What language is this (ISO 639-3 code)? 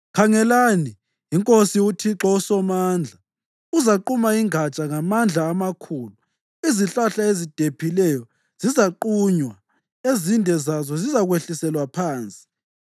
nde